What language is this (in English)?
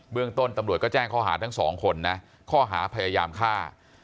Thai